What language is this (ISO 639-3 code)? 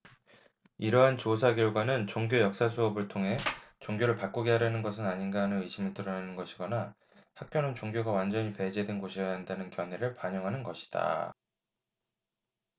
kor